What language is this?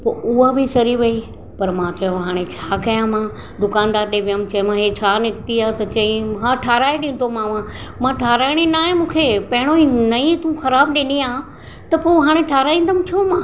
Sindhi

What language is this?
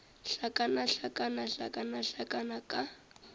Northern Sotho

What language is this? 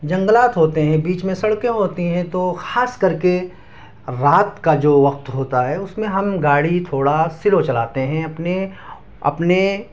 Urdu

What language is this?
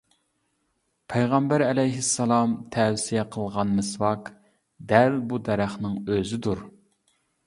Uyghur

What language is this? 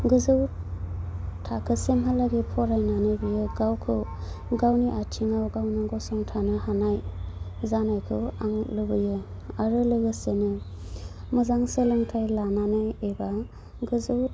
Bodo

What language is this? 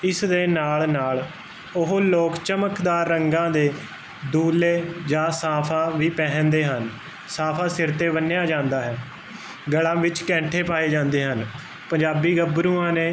Punjabi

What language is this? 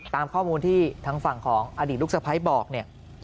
Thai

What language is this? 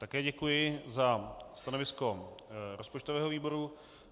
Czech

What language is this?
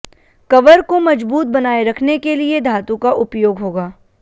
Hindi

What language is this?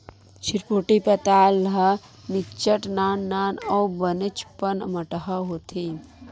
Chhattisgarhi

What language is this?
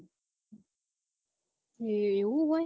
Gujarati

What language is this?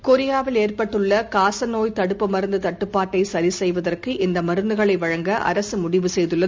Tamil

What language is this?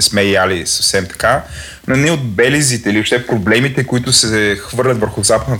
Bulgarian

